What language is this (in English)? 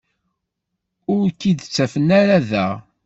Kabyle